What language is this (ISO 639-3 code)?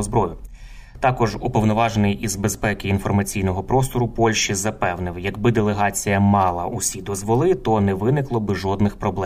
ukr